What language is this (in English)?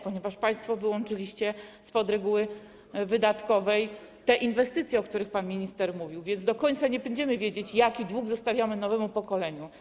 Polish